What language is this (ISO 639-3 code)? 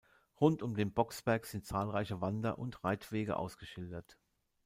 deu